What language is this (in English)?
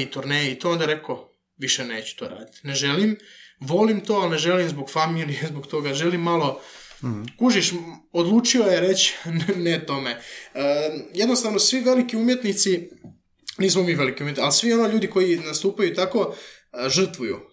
Croatian